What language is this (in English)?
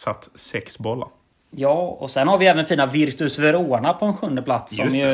Swedish